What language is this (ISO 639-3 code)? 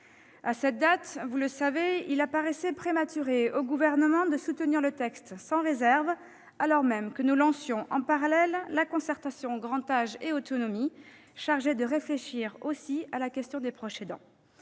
fra